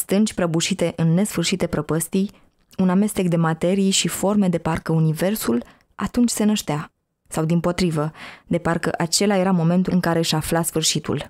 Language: Romanian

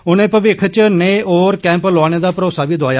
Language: Dogri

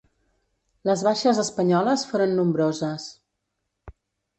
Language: Catalan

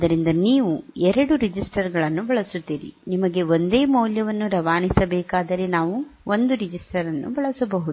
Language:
Kannada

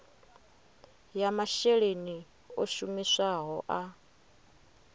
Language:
Venda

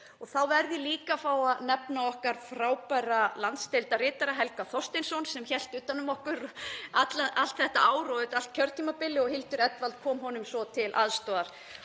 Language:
Icelandic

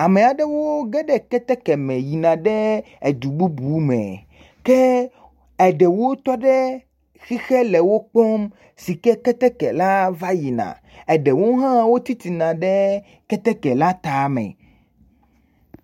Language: Ewe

